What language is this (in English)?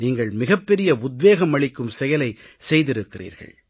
Tamil